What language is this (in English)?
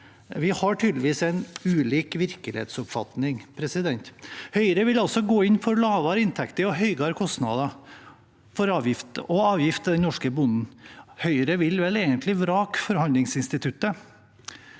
Norwegian